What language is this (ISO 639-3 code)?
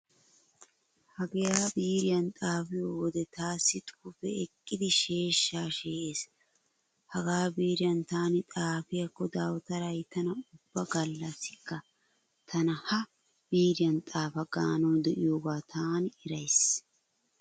wal